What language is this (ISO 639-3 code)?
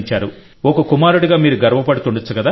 tel